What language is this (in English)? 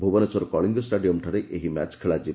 Odia